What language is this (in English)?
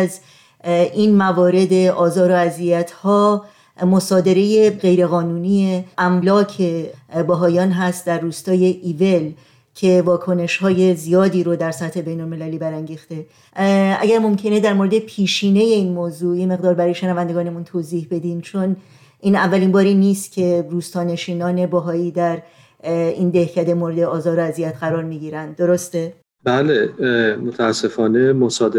Persian